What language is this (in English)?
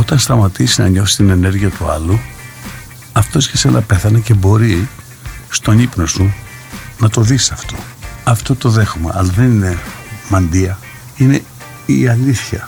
Greek